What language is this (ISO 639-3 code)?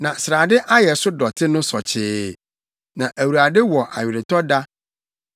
aka